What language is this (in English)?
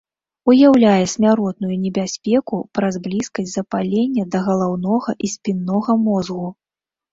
Belarusian